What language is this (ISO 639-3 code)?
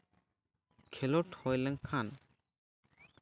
sat